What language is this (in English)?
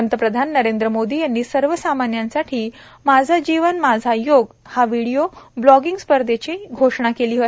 Marathi